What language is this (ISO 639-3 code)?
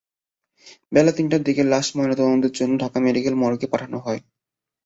ben